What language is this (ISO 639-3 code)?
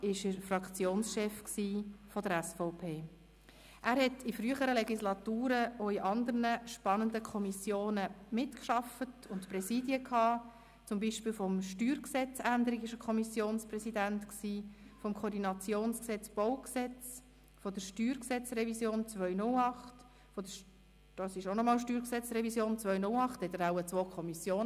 gsw